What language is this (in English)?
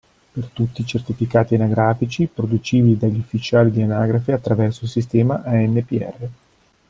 Italian